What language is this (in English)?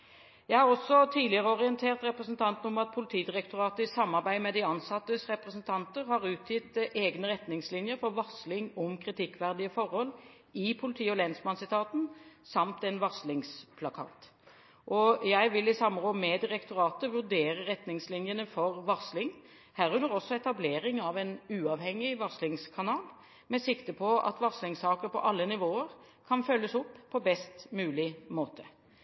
Norwegian Bokmål